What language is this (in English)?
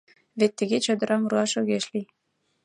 Mari